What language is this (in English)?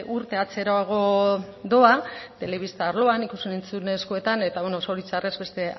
Basque